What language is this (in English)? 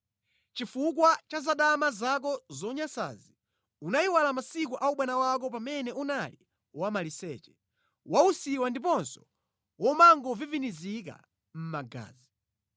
Nyanja